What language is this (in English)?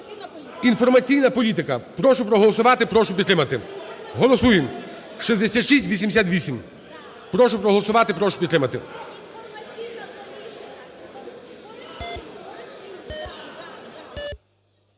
Ukrainian